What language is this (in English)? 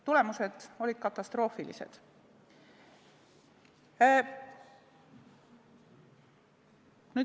Estonian